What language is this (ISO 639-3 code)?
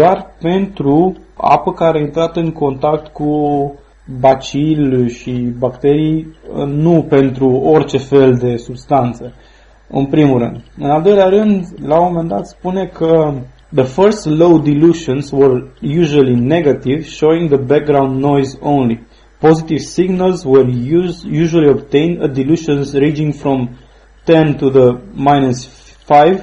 ron